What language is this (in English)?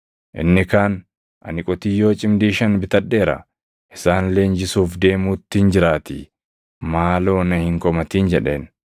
Oromo